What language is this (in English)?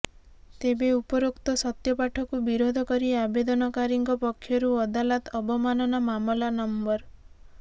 Odia